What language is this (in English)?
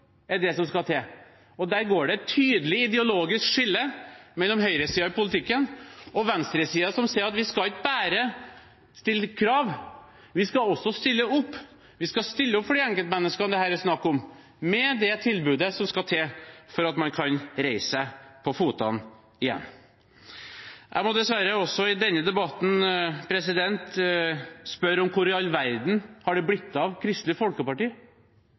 Norwegian Bokmål